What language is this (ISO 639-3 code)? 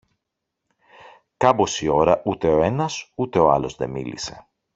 ell